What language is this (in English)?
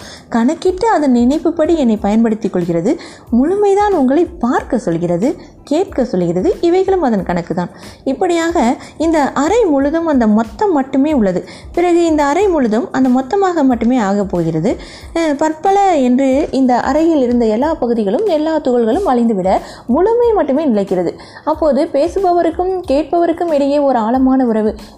Tamil